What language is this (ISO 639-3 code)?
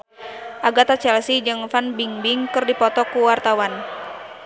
sun